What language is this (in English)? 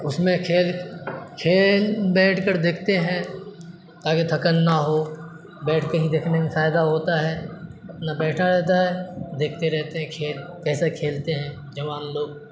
Urdu